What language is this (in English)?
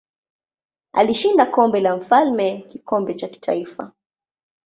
Swahili